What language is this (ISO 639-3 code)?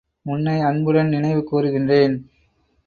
tam